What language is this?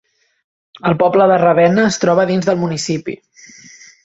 Catalan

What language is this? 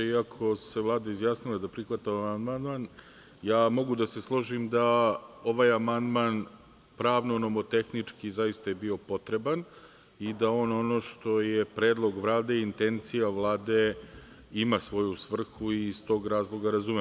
Serbian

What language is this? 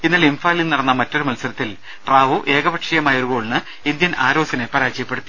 Malayalam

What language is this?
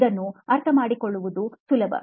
Kannada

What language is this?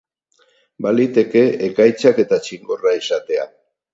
Basque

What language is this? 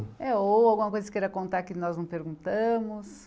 Portuguese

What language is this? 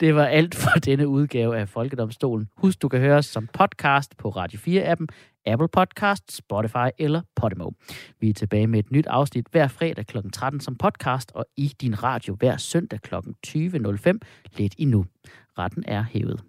Danish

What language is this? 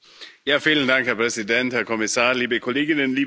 German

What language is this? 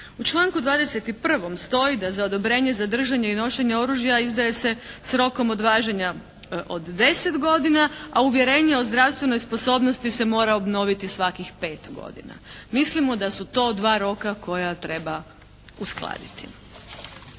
Croatian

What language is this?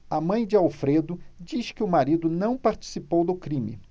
Portuguese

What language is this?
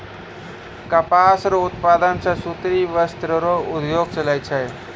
Maithili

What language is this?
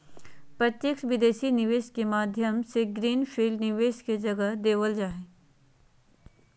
Magahi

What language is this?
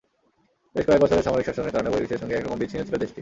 Bangla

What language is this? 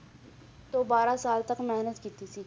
Punjabi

